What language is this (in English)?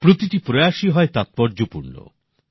Bangla